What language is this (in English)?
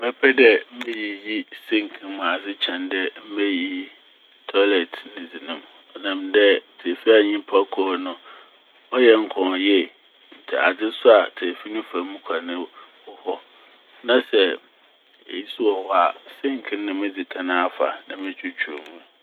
Akan